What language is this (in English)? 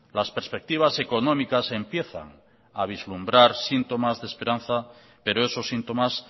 Spanish